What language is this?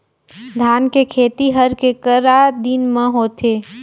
Chhattisgarhi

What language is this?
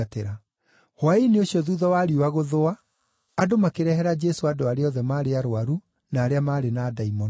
Kikuyu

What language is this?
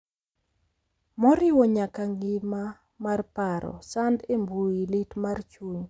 Luo (Kenya and Tanzania)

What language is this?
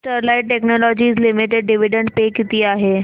Marathi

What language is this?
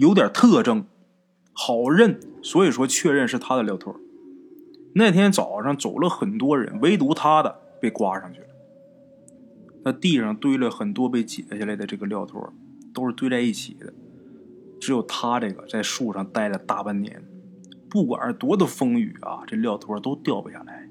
Chinese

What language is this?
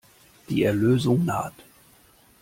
German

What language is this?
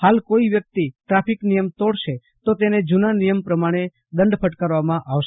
Gujarati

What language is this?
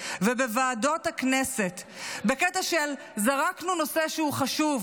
Hebrew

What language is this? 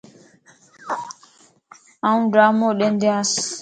Lasi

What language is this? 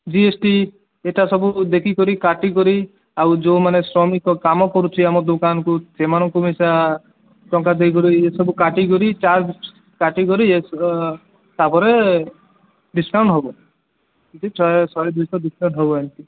Odia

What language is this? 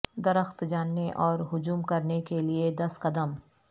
Urdu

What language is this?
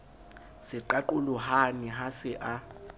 Southern Sotho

